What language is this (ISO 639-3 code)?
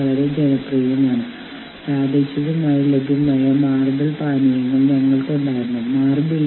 mal